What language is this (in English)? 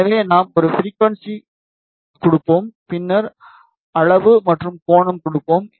Tamil